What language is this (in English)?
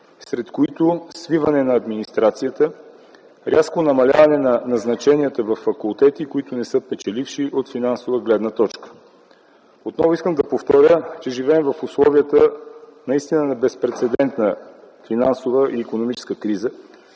Bulgarian